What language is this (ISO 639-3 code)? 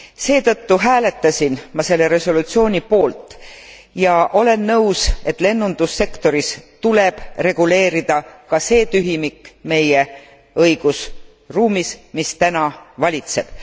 est